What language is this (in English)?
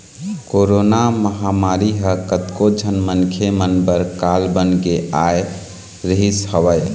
Chhattisgarhi